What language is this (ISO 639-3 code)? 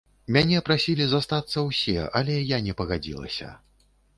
bel